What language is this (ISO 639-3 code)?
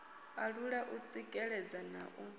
ven